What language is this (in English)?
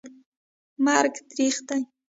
Pashto